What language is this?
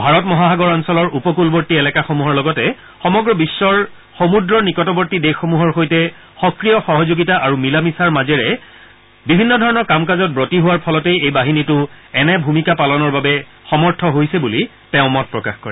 Assamese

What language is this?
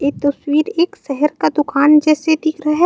Chhattisgarhi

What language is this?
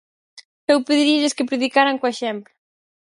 Galician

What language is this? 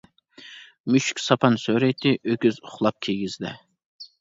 Uyghur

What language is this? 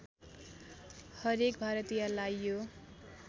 Nepali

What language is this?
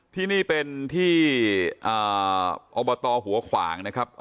Thai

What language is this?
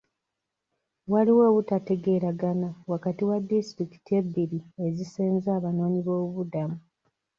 Ganda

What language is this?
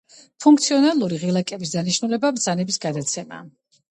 Georgian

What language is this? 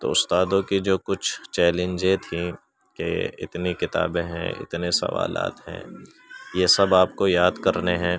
Urdu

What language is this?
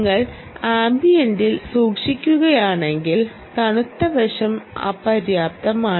Malayalam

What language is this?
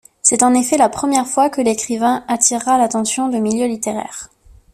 French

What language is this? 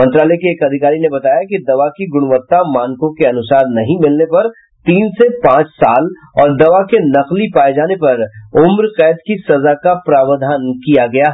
Hindi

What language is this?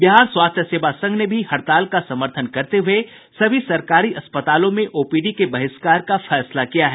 Hindi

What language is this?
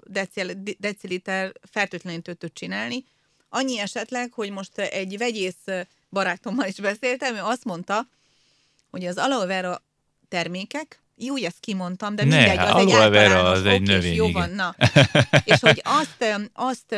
Hungarian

